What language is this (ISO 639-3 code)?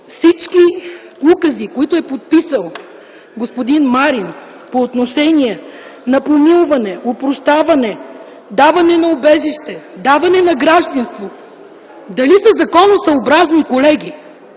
bul